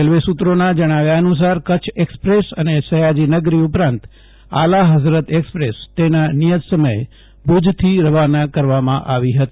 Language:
Gujarati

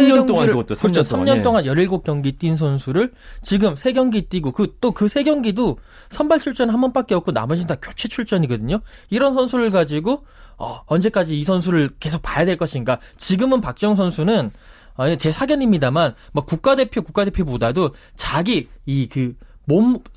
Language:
Korean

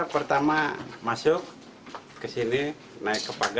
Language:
Indonesian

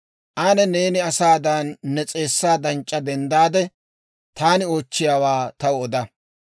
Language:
Dawro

